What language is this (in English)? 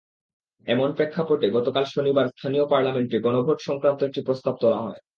Bangla